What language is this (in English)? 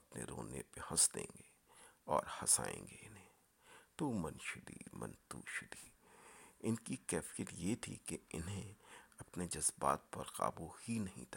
Urdu